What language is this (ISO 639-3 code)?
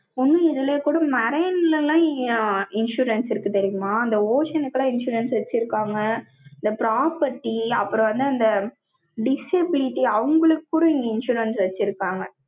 tam